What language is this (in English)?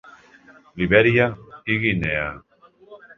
Catalan